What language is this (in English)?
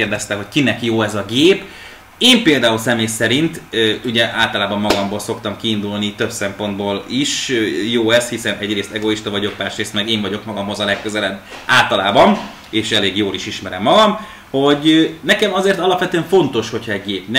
Hungarian